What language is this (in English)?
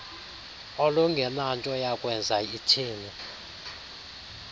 Xhosa